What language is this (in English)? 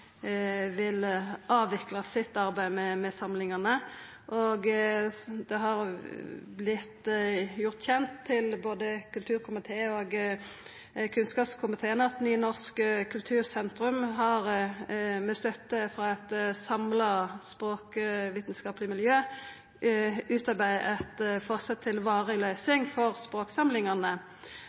Norwegian Nynorsk